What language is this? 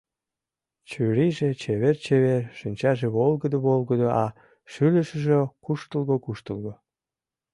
Mari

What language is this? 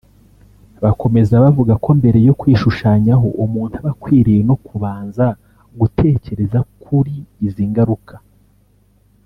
Kinyarwanda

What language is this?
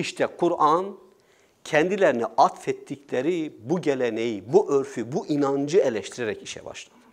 Turkish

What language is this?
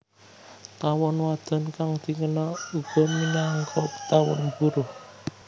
Javanese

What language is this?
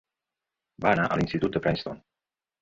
Catalan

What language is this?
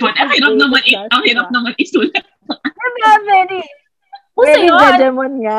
Filipino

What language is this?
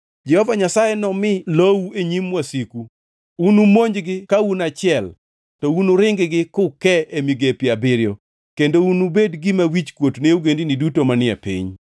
Luo (Kenya and Tanzania)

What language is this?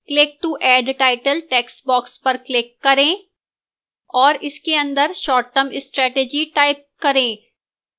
Hindi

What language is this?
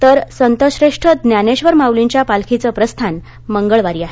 Marathi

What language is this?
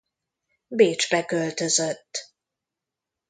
Hungarian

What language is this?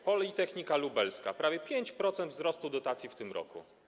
Polish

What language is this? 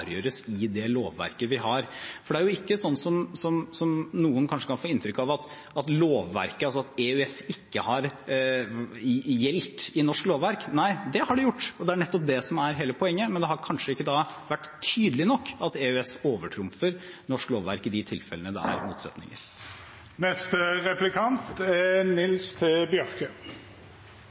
Norwegian Bokmål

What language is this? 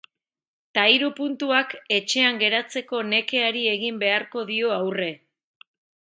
Basque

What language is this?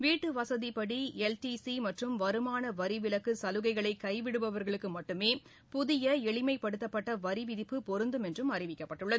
Tamil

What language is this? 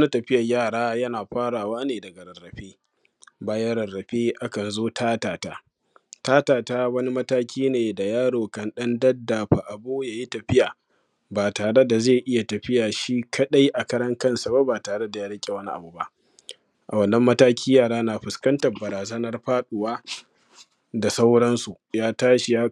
Hausa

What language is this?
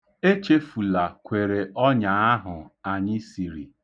Igbo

